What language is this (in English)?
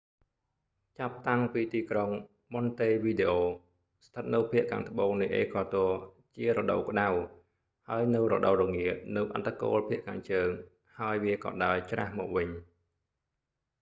Khmer